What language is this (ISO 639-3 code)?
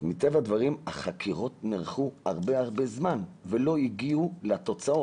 heb